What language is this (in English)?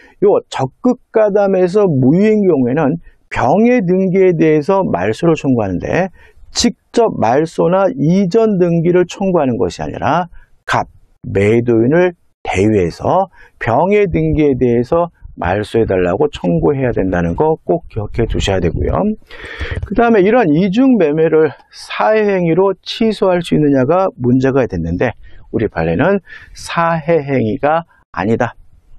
Korean